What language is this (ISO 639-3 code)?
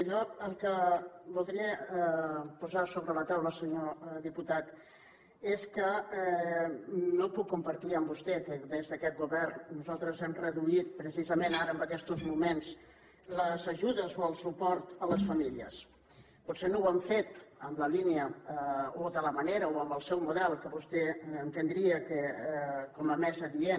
cat